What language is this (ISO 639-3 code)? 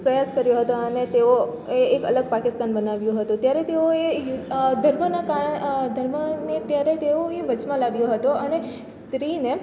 guj